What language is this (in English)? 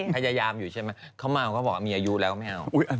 Thai